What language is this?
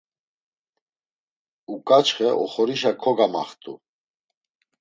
Laz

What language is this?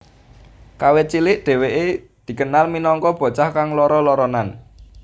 Javanese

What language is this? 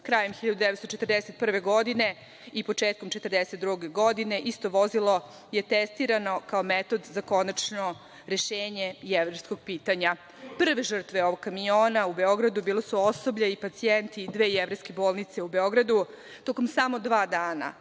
Serbian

